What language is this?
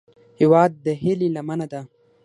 Pashto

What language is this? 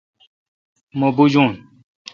Kalkoti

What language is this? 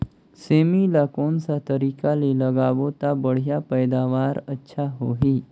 Chhattisgarhi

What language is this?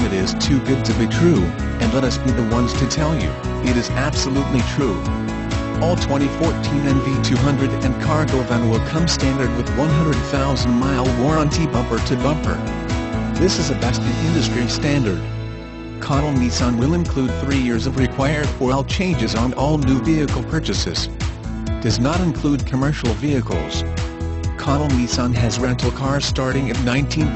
English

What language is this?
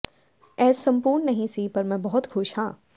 Punjabi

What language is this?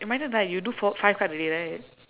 English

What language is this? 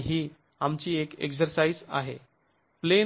Marathi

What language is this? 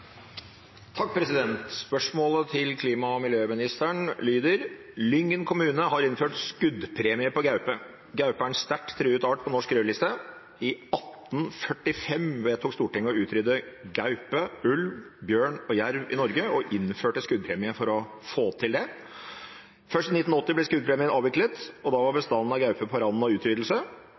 Norwegian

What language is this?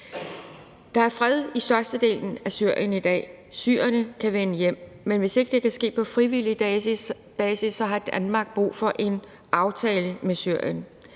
Danish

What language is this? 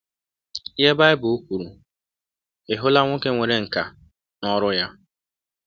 Igbo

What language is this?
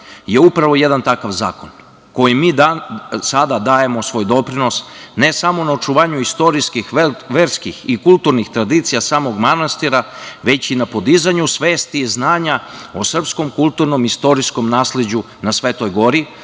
Serbian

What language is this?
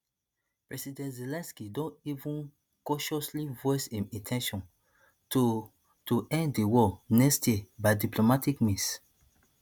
Nigerian Pidgin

